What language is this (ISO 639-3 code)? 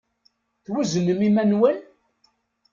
kab